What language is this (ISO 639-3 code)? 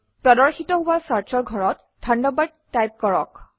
asm